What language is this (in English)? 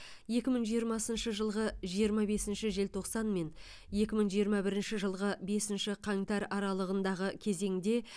Kazakh